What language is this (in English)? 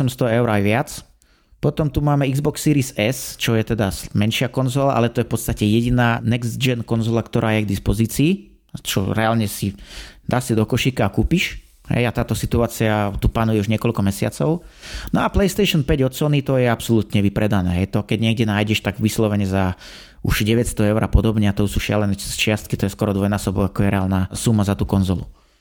Slovak